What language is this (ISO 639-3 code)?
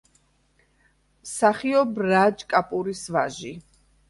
kat